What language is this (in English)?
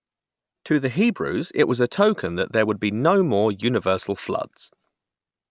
English